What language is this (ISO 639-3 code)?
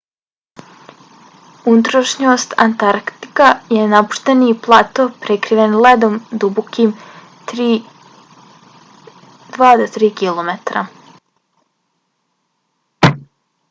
bos